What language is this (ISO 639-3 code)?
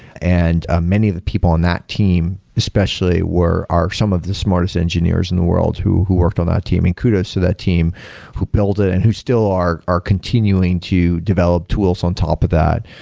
eng